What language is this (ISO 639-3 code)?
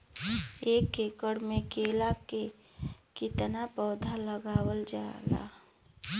bho